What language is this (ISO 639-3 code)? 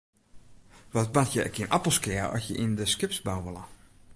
fry